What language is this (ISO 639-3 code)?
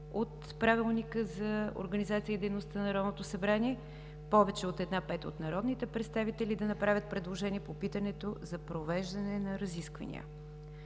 bul